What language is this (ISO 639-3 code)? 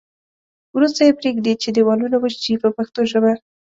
pus